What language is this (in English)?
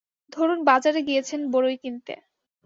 Bangla